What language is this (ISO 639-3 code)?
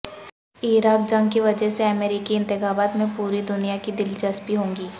urd